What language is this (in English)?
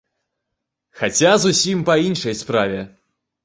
Belarusian